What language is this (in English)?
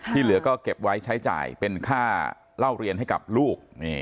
Thai